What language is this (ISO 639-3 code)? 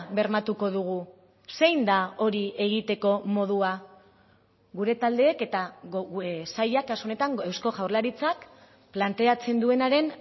eus